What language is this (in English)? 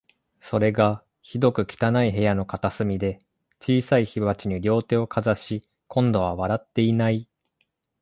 Japanese